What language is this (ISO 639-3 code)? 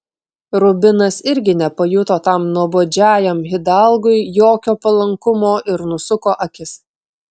lit